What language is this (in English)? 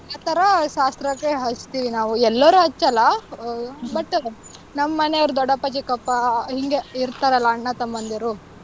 Kannada